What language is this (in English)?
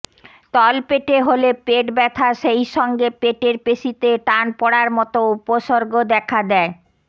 Bangla